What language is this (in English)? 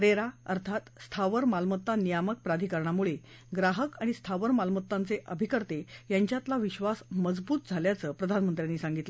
Marathi